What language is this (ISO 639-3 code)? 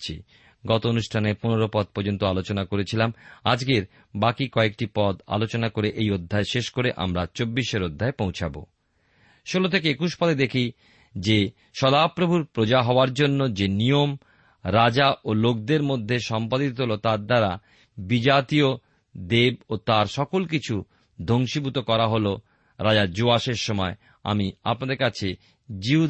ben